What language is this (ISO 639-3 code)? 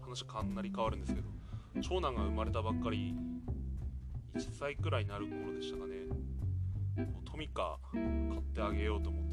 jpn